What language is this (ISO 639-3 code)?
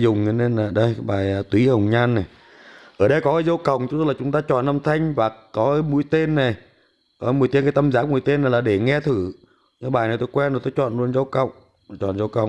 vie